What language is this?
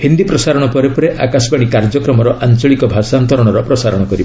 Odia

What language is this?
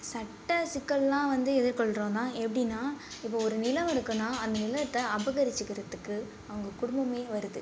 Tamil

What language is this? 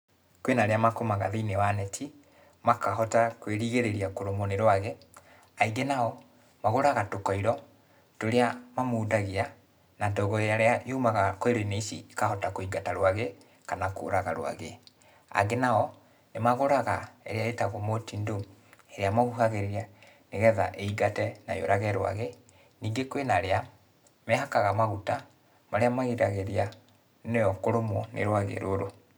Kikuyu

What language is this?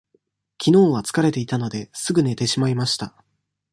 Japanese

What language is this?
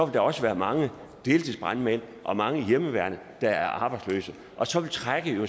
Danish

